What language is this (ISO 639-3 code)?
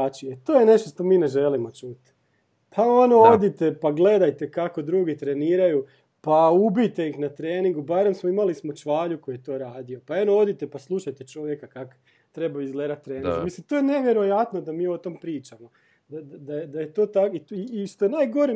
hrv